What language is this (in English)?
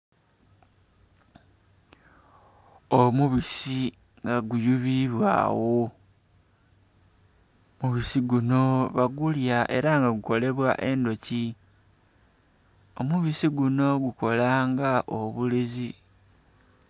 Soga